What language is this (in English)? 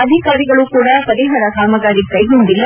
Kannada